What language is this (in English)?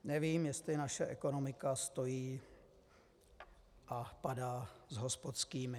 Czech